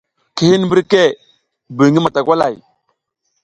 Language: South Giziga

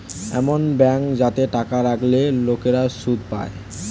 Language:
Bangla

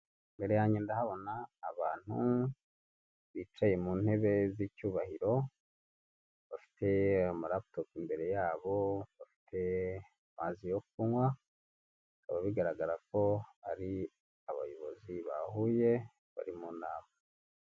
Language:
Kinyarwanda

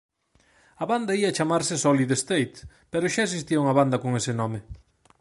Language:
Galician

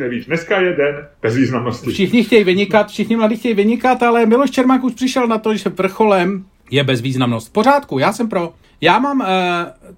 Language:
Czech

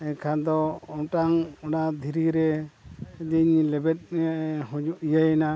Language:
Santali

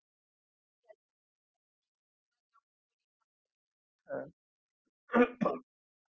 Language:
Marathi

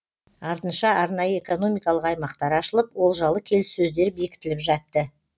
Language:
Kazakh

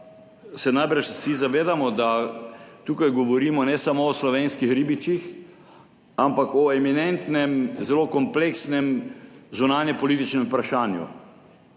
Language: Slovenian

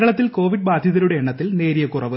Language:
Malayalam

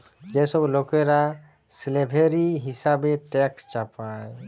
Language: Bangla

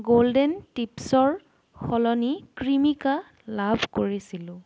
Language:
Assamese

